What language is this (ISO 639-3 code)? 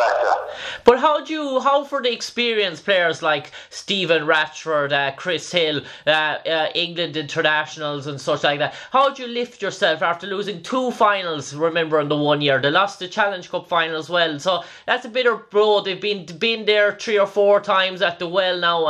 eng